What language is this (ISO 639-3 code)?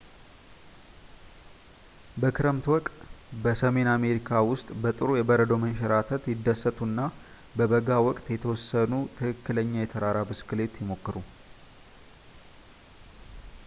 amh